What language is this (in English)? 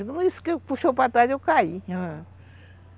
Portuguese